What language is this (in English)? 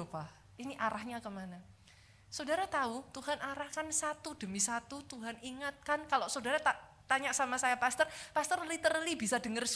Indonesian